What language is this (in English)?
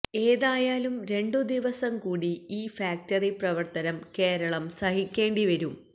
Malayalam